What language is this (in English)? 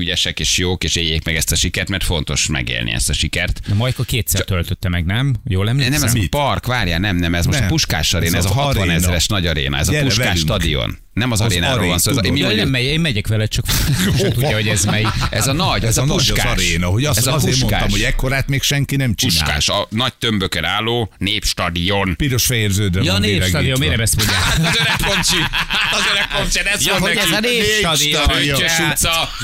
Hungarian